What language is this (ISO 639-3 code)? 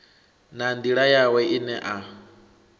ven